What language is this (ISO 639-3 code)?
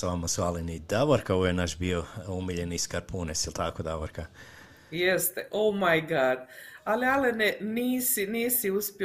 hrv